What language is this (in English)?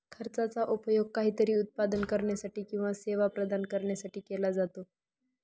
Marathi